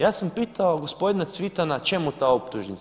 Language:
Croatian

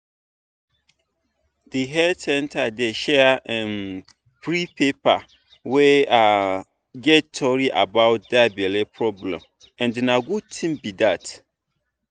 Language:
Nigerian Pidgin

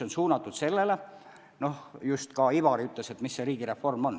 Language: Estonian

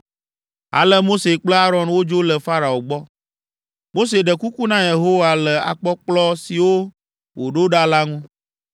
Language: Ewe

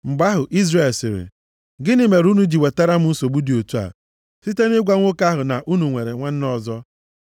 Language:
Igbo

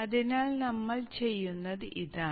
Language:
Malayalam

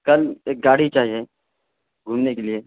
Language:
Urdu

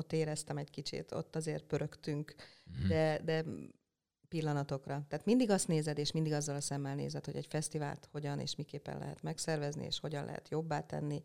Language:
Hungarian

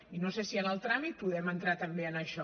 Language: Catalan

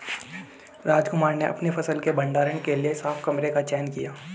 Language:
Hindi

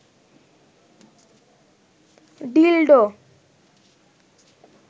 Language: Bangla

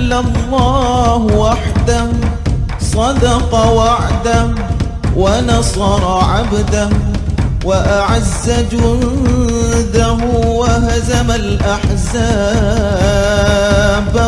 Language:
Arabic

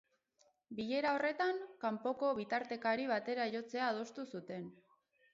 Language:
Basque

